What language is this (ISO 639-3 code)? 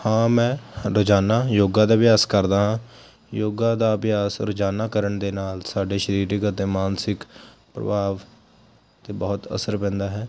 pan